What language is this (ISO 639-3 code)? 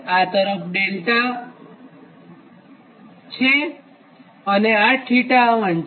guj